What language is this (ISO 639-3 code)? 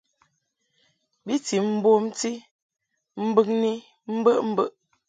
mhk